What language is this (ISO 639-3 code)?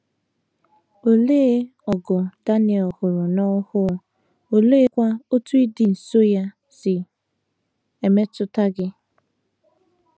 ibo